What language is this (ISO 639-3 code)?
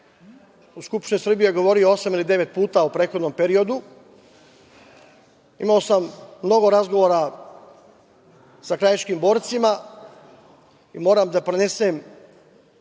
srp